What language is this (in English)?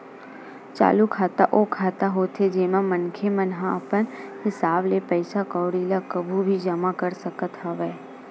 Chhattisgarhi